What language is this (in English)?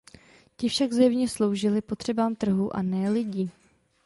Czech